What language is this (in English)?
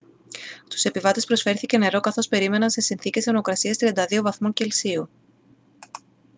Greek